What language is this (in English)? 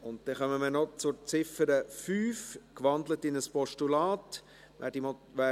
Swiss German